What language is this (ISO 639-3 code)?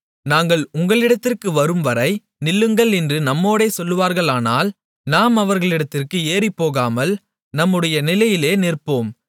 tam